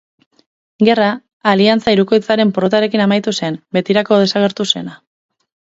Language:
Basque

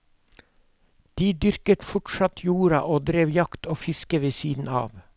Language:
Norwegian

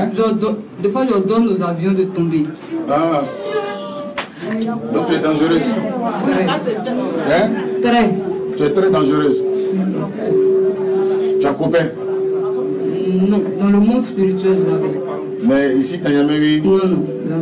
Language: French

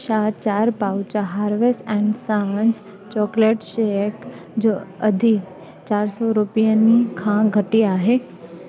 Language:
Sindhi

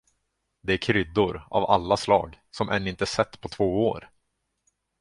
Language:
Swedish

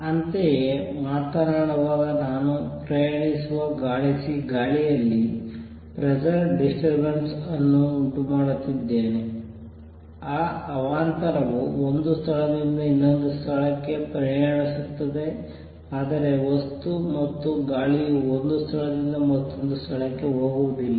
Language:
Kannada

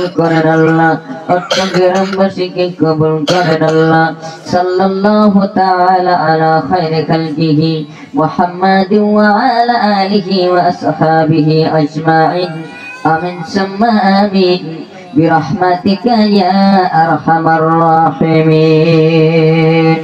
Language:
Arabic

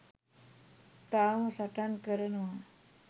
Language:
Sinhala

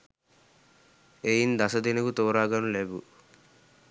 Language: Sinhala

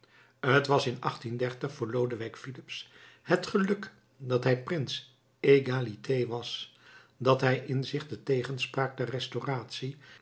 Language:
Dutch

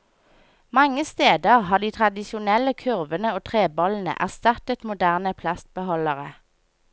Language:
Norwegian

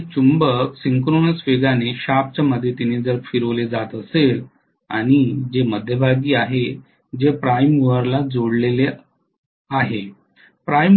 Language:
Marathi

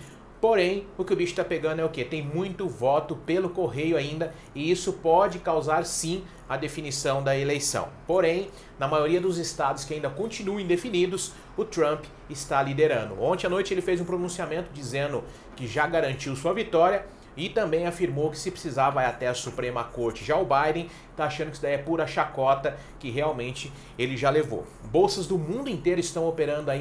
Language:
Portuguese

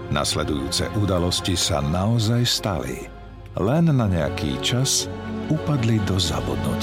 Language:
Slovak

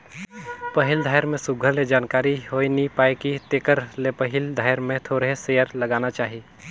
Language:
Chhattisgarhi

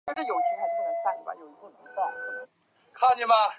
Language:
Chinese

